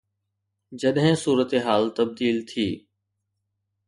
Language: Sindhi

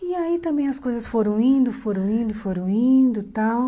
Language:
Portuguese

